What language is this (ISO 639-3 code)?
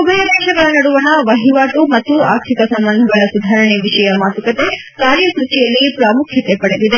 kan